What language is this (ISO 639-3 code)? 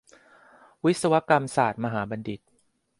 tha